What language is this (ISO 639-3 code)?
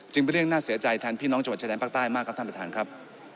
tha